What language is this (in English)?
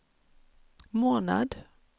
Swedish